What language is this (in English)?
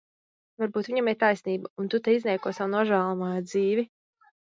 Latvian